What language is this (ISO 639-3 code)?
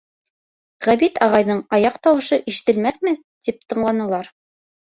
bak